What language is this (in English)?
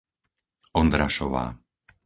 Slovak